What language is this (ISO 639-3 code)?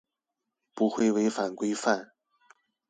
zho